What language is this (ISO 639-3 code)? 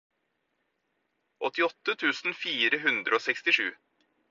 nob